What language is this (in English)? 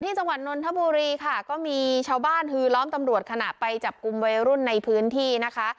Thai